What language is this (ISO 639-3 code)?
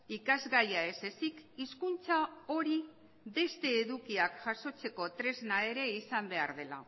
eus